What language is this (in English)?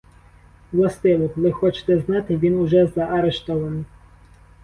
Ukrainian